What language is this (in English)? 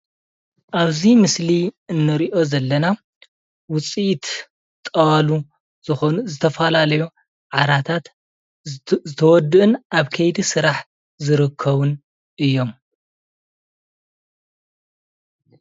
Tigrinya